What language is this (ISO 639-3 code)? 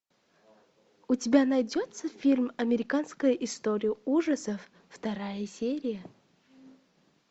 rus